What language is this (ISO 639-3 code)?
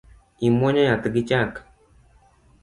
luo